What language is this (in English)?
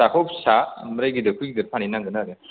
Bodo